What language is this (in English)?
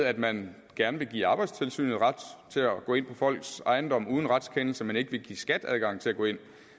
Danish